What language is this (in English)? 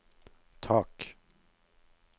Norwegian